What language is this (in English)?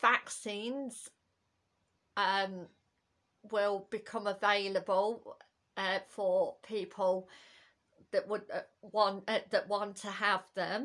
English